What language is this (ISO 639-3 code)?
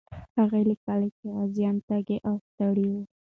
pus